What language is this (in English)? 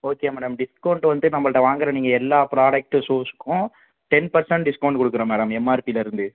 Tamil